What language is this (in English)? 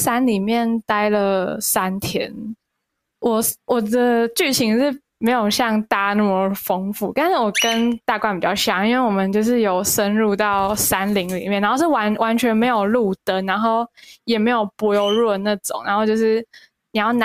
Chinese